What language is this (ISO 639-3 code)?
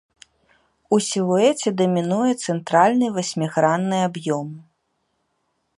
bel